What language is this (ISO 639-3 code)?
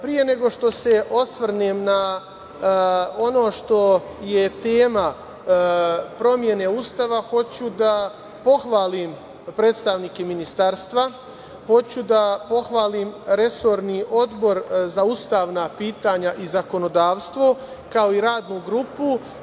srp